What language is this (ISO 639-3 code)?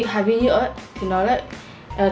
vie